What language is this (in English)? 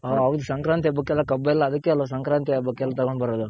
Kannada